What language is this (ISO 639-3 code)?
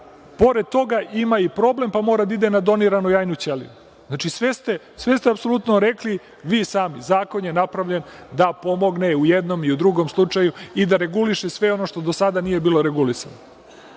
srp